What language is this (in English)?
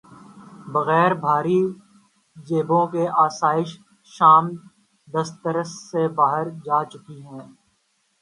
Urdu